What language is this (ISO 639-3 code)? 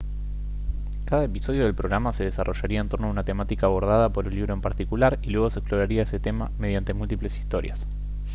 spa